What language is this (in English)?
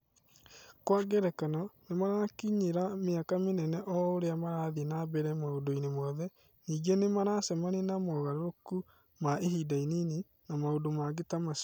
Kikuyu